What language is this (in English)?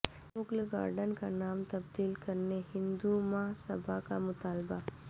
Urdu